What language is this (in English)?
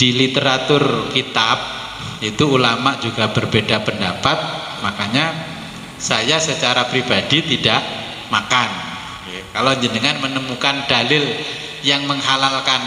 Indonesian